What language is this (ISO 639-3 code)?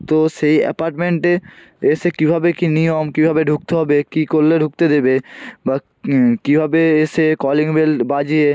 ben